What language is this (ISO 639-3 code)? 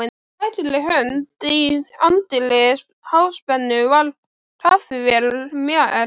isl